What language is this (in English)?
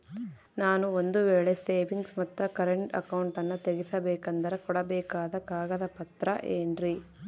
Kannada